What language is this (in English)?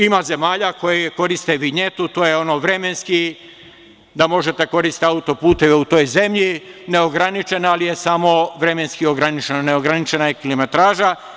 Serbian